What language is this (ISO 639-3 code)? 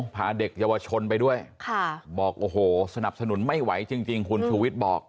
tha